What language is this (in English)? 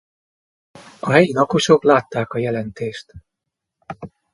Hungarian